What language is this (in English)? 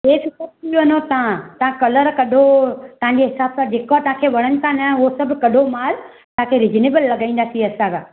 Sindhi